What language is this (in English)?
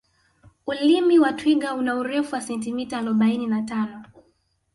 Swahili